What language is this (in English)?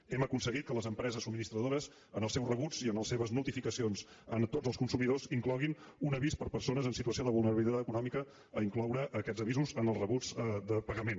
Catalan